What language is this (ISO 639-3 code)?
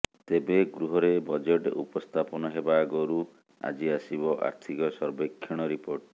ori